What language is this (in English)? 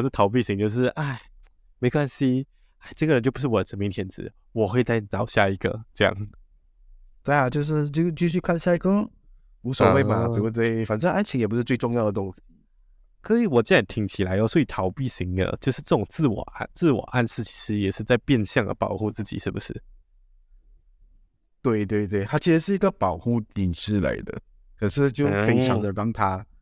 Chinese